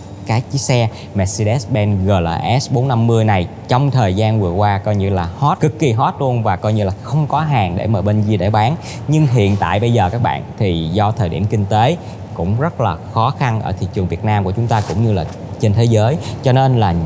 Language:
Vietnamese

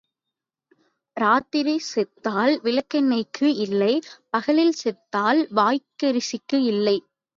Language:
Tamil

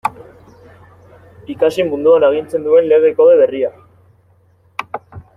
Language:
Basque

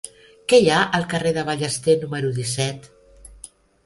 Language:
Catalan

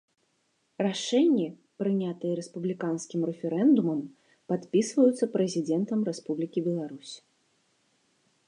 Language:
Belarusian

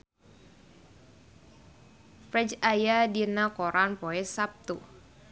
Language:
Sundanese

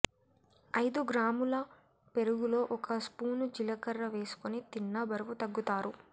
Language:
Telugu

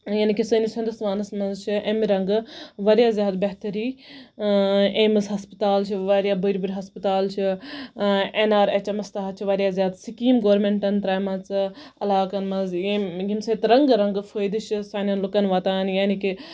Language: Kashmiri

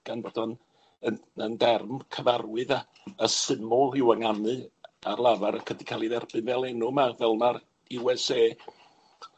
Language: Welsh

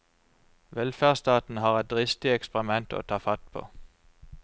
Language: Norwegian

